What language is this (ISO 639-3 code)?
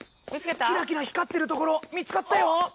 jpn